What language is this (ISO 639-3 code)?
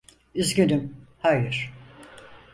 tur